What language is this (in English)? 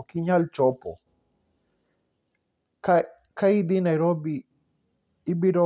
Luo (Kenya and Tanzania)